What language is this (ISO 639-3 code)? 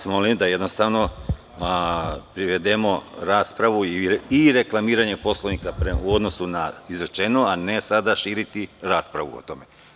srp